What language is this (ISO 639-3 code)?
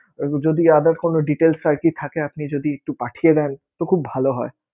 ben